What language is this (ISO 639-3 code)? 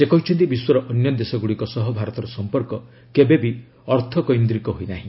ori